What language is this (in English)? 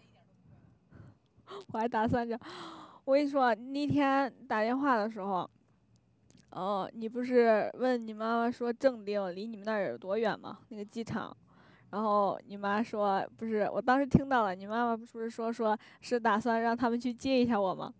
Chinese